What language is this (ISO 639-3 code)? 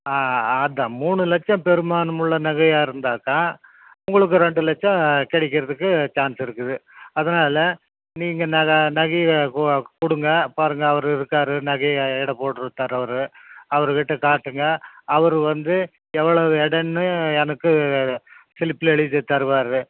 tam